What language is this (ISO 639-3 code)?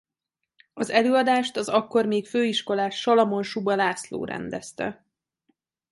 hun